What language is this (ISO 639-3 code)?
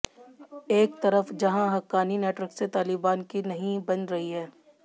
hin